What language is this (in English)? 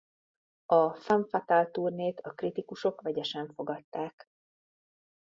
Hungarian